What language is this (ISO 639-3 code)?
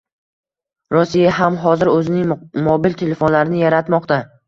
uzb